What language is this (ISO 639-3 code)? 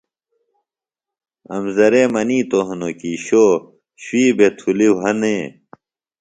phl